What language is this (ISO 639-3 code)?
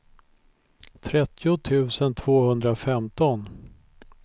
swe